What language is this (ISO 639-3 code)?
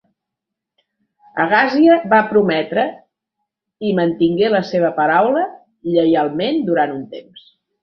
cat